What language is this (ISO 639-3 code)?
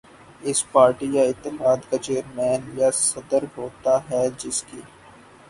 urd